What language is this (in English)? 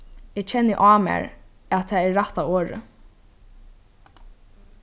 Faroese